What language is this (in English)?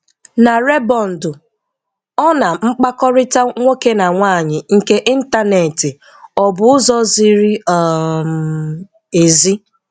Igbo